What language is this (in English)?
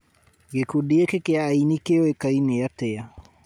Kikuyu